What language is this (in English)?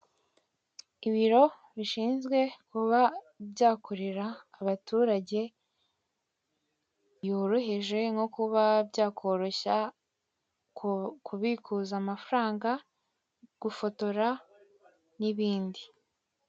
Kinyarwanda